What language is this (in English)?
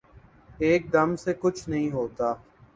Urdu